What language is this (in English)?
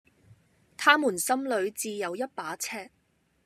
Cantonese